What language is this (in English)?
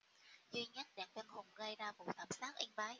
Vietnamese